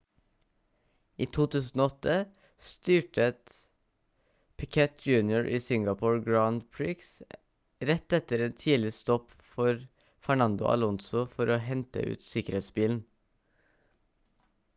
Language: Norwegian Bokmål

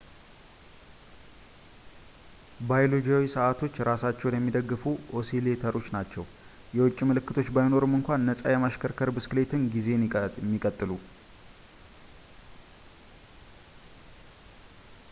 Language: Amharic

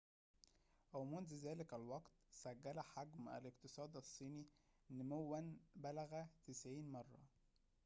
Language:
Arabic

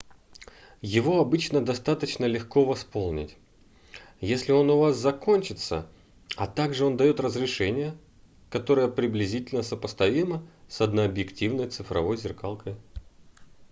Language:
Russian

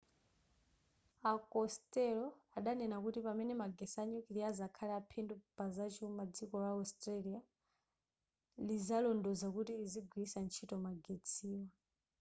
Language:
Nyanja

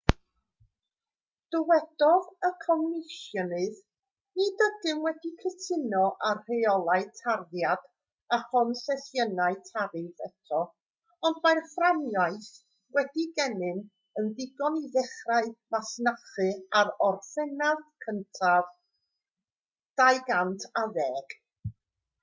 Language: Welsh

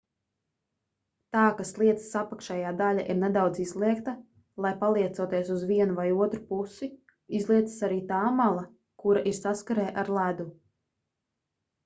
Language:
Latvian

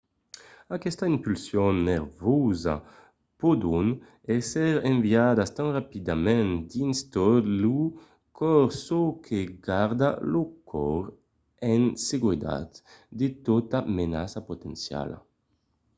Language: Occitan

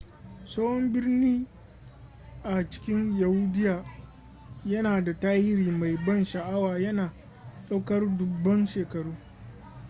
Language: Hausa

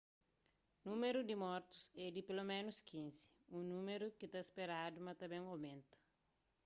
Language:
Kabuverdianu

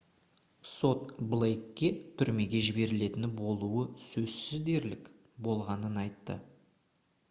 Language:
Kazakh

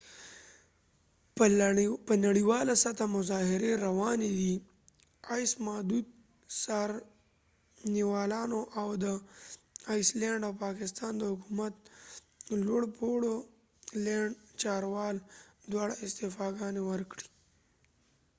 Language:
Pashto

